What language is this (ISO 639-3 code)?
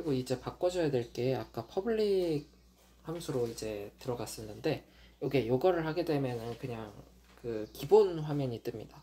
kor